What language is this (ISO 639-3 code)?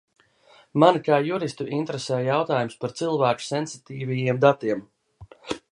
lav